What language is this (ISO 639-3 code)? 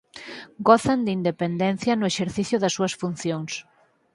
glg